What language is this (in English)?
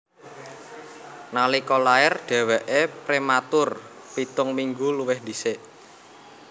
Javanese